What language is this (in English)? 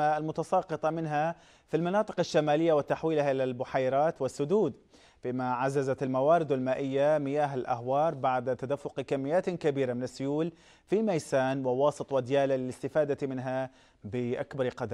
Arabic